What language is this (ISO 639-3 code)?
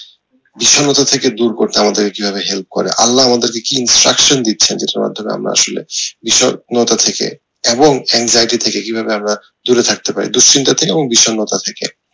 ben